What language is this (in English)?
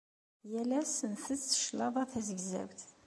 Kabyle